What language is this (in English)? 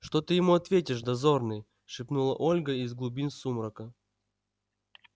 Russian